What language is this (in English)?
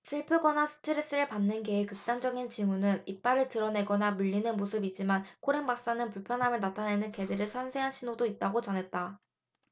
Korean